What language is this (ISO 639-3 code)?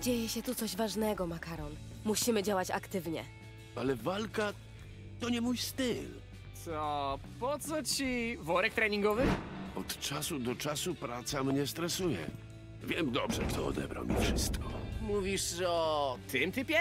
pol